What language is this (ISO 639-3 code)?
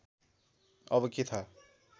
nep